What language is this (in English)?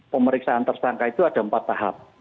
Indonesian